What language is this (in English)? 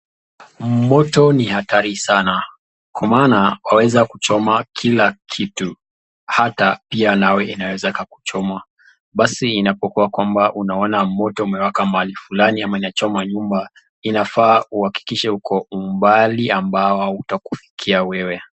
Swahili